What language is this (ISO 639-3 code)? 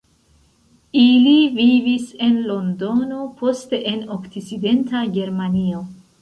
epo